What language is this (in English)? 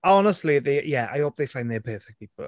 English